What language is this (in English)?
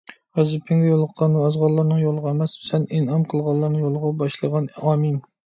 Uyghur